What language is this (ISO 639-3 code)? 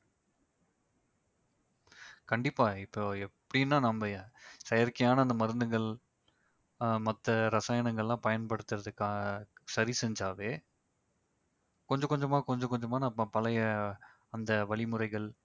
tam